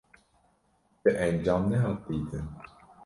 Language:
Kurdish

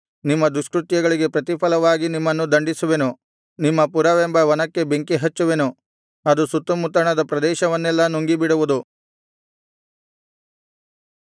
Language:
Kannada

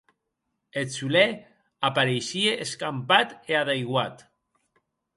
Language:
Occitan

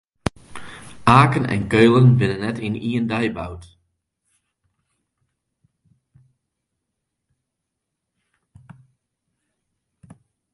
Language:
Western Frisian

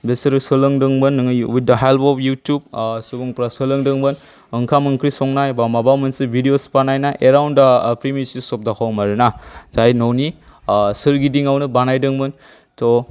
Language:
Bodo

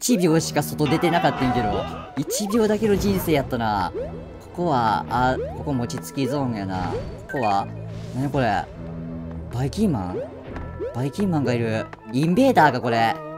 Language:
Japanese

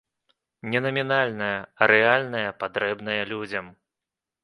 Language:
Belarusian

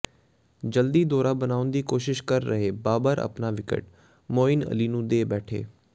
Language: Punjabi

